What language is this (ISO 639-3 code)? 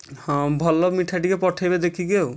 ori